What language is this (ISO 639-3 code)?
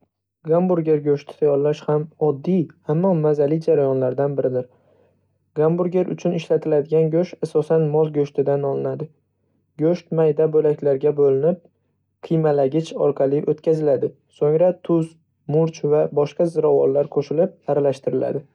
uzb